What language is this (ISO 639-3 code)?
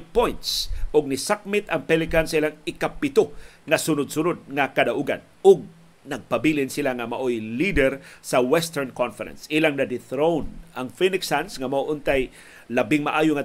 fil